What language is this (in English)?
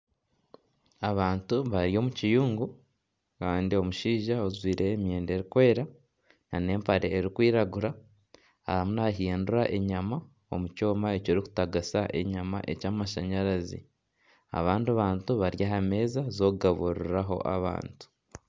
Nyankole